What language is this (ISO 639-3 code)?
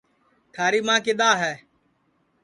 ssi